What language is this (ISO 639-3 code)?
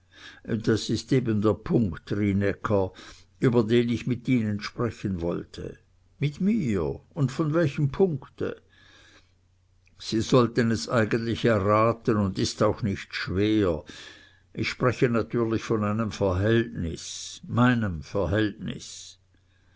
deu